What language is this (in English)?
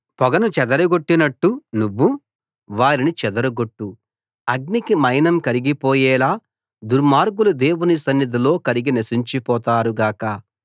Telugu